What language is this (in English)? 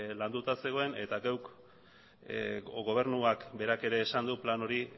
Basque